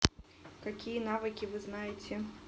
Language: Russian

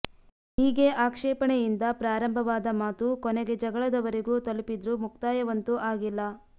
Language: Kannada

